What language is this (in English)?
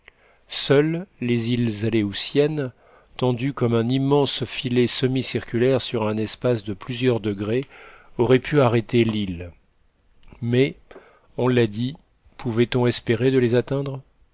French